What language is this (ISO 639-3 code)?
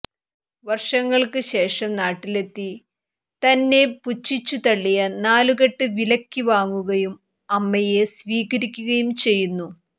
mal